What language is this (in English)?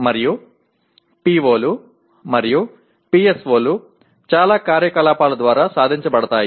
Telugu